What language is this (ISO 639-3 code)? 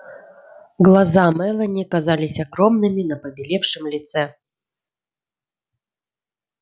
rus